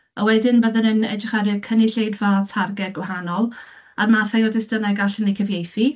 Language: Welsh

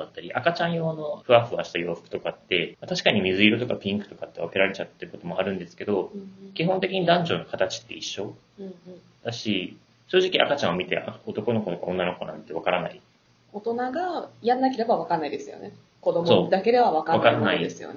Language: Japanese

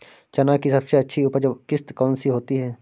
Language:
Hindi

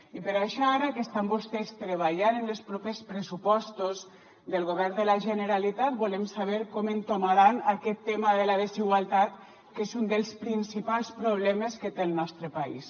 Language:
Catalan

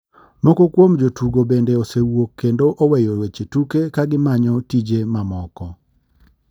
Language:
Luo (Kenya and Tanzania)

